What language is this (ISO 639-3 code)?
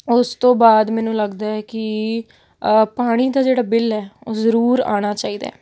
pan